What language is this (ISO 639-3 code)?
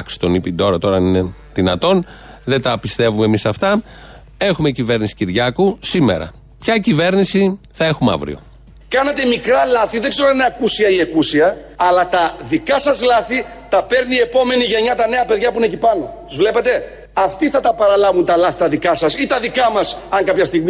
ell